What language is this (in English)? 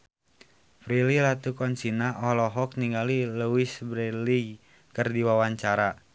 Sundanese